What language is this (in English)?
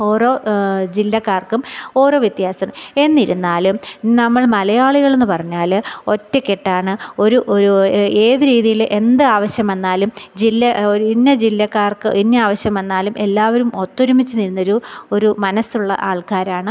Malayalam